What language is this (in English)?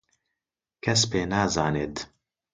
Central Kurdish